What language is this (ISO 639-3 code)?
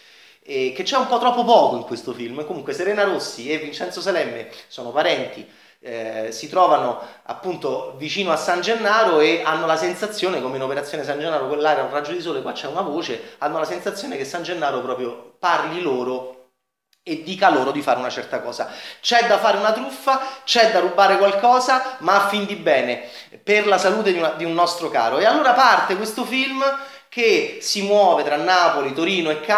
ita